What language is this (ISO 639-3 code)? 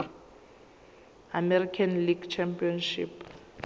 zul